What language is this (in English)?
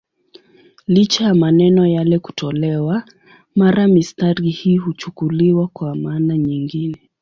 Swahili